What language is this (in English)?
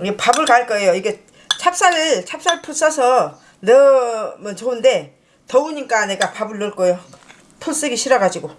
Korean